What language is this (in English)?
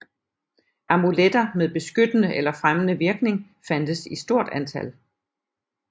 Danish